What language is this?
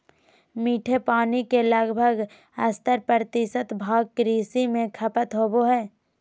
Magahi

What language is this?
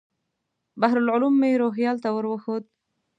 Pashto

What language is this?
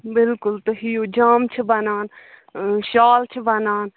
Kashmiri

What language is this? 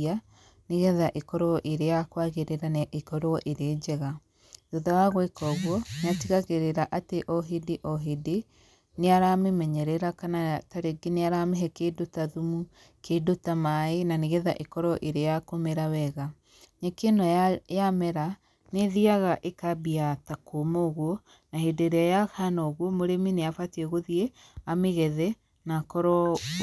Kikuyu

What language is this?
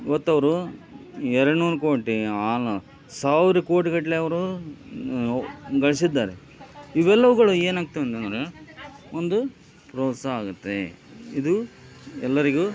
Kannada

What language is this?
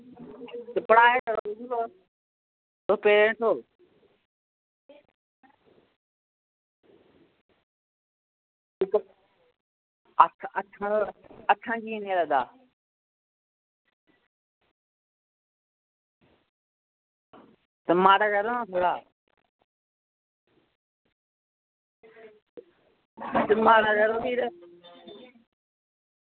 Dogri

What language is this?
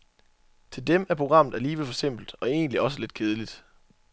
Danish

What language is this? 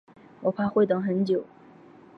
Chinese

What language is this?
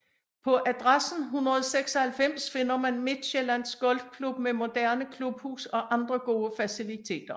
Danish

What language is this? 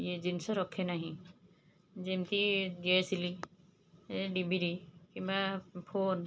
Odia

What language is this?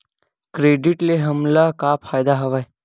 Chhattisgarhi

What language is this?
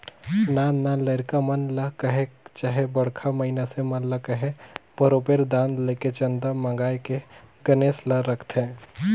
Chhattisgarhi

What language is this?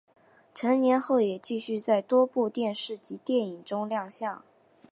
Chinese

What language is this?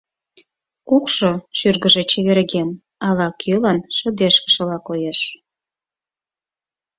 Mari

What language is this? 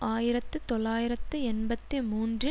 Tamil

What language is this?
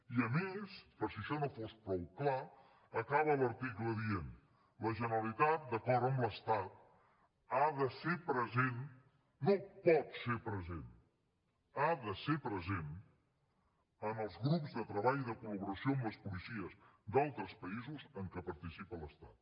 Catalan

